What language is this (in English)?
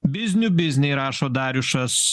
Lithuanian